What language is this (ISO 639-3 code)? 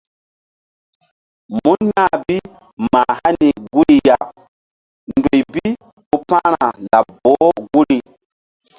mdd